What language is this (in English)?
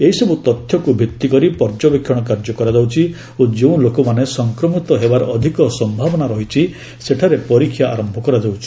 Odia